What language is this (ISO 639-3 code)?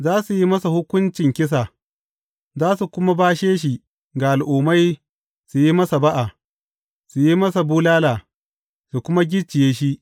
hau